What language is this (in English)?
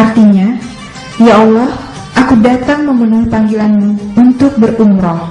Indonesian